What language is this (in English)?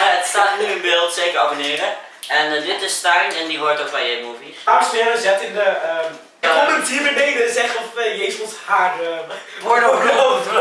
Dutch